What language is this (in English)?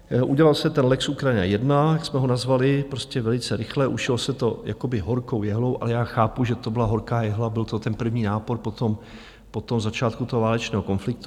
Czech